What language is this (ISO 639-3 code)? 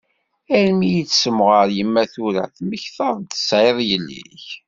kab